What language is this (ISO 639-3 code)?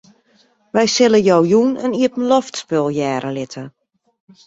fry